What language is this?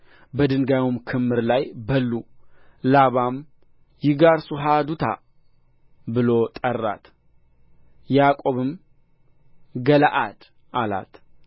Amharic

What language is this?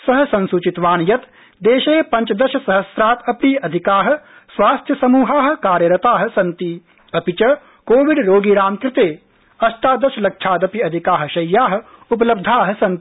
Sanskrit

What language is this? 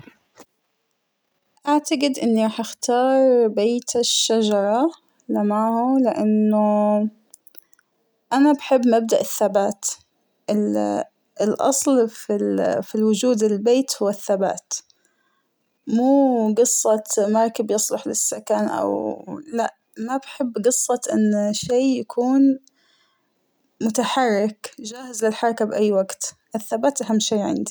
Hijazi Arabic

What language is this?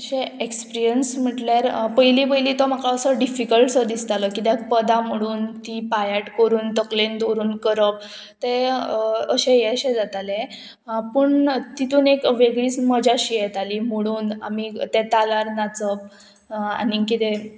Konkani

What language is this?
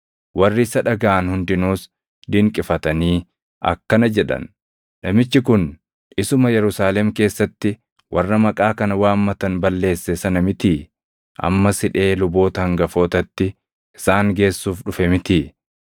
Oromo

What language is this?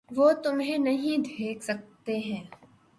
Urdu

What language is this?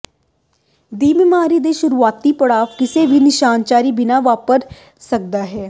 Punjabi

